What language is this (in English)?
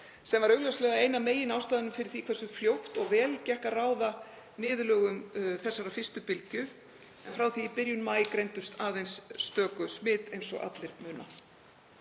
Icelandic